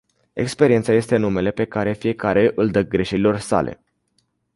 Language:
Romanian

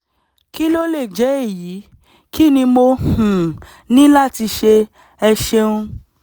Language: Yoruba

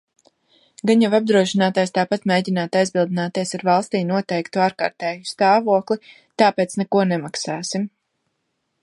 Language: Latvian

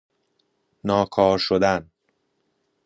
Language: Persian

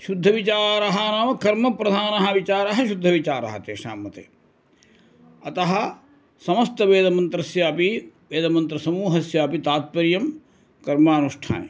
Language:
Sanskrit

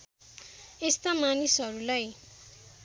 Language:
Nepali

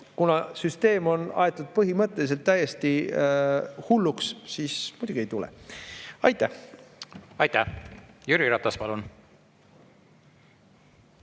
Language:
Estonian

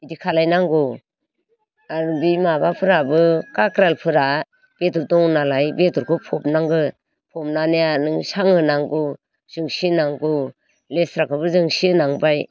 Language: Bodo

